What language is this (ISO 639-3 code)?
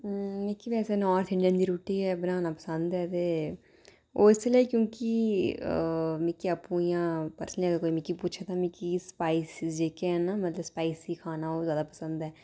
doi